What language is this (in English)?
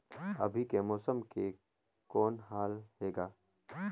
Chhattisgarhi